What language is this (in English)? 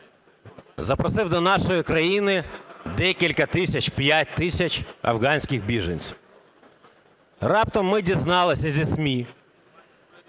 Ukrainian